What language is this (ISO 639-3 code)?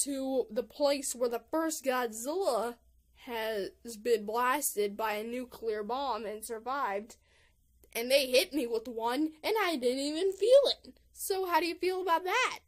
eng